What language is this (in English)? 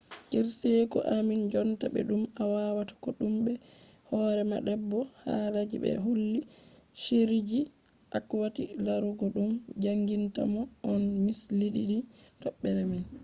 Fula